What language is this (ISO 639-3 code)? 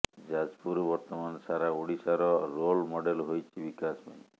ori